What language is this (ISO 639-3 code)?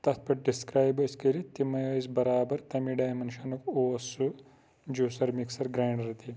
kas